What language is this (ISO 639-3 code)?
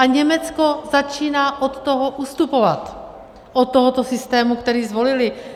ces